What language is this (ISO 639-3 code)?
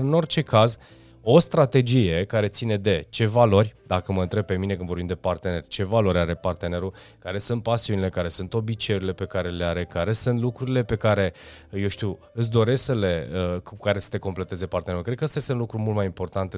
ron